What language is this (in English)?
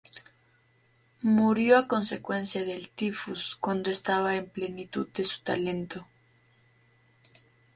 Spanish